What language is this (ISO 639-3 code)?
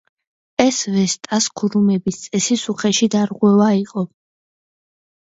kat